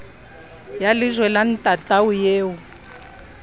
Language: Southern Sotho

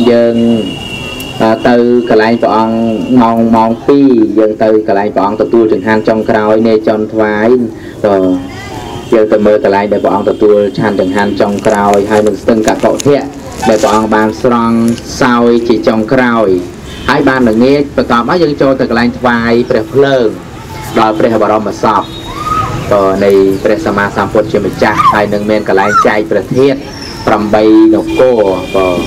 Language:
Thai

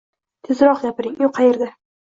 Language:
Uzbek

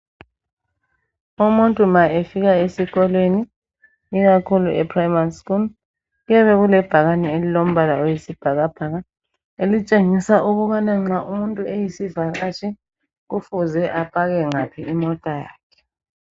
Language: North Ndebele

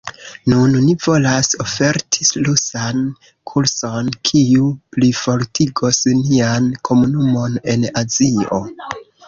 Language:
Esperanto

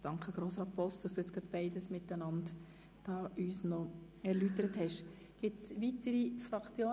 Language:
Swiss German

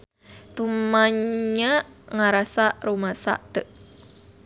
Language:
Sundanese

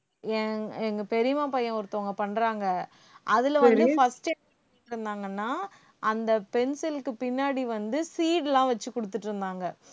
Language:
Tamil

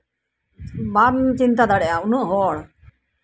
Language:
Santali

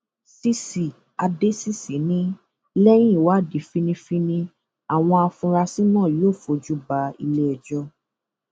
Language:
Yoruba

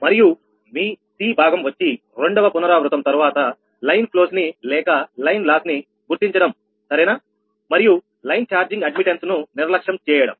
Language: Telugu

